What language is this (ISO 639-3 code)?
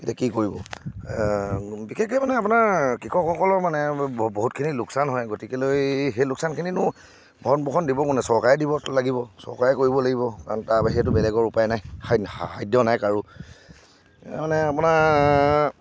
asm